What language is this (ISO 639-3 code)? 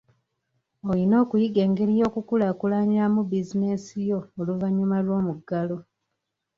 lug